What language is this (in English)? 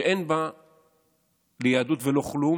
Hebrew